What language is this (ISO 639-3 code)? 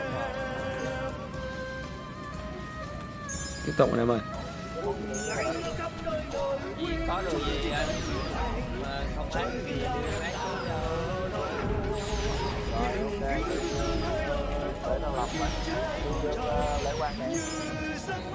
vie